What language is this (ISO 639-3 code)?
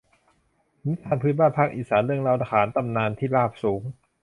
tha